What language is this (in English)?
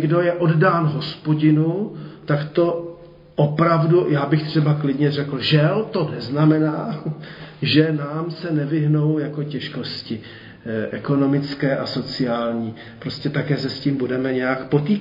Czech